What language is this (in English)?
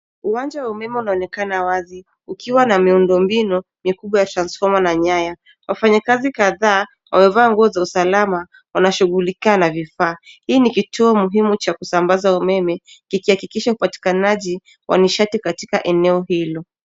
Swahili